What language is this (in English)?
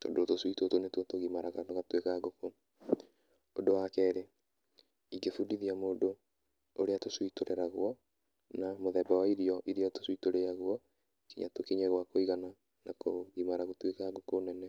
Kikuyu